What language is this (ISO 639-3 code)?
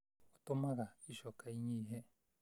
kik